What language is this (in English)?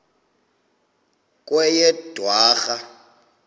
Xhosa